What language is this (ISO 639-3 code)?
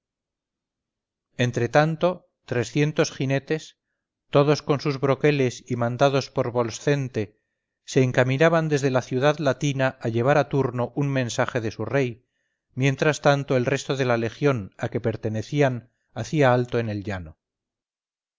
spa